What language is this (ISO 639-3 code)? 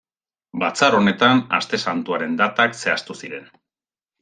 eus